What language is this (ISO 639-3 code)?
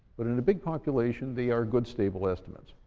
eng